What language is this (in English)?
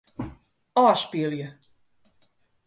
Western Frisian